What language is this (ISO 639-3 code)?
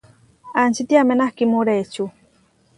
var